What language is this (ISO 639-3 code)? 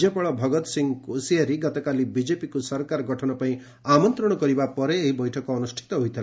ori